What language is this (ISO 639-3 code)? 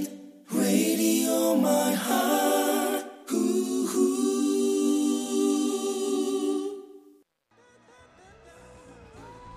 kor